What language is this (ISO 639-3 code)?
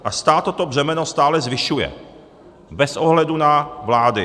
ces